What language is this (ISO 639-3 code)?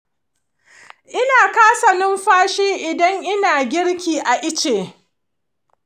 hau